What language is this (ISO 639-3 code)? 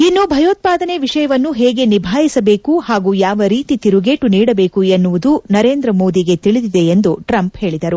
kan